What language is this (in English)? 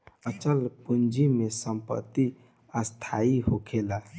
Bhojpuri